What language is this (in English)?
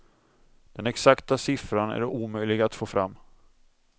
Swedish